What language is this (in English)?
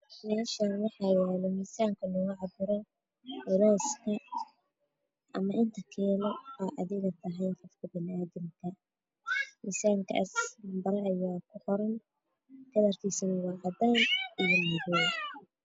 Somali